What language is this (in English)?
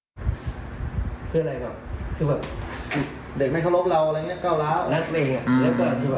Thai